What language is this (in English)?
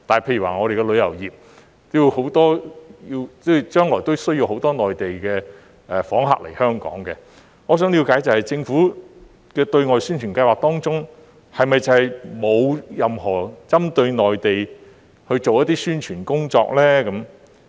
Cantonese